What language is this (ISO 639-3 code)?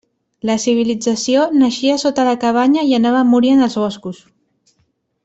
cat